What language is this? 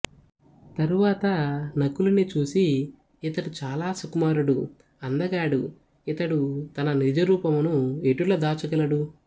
Telugu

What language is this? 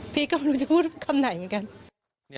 Thai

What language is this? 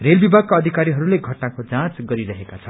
Nepali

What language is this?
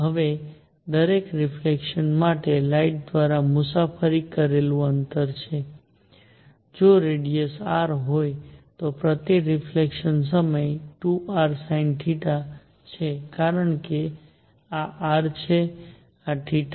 Gujarati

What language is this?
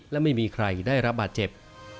Thai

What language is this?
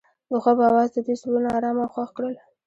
Pashto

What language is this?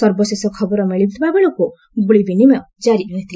Odia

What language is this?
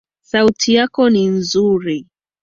Swahili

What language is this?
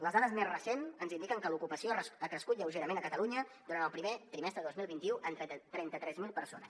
Catalan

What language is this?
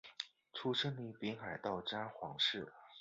Chinese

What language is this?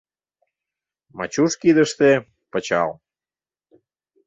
Mari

